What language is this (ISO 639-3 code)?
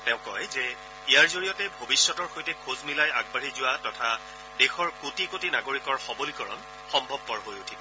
asm